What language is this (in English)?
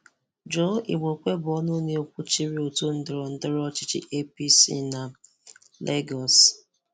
Igbo